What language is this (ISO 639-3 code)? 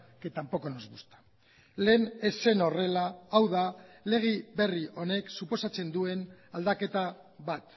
eus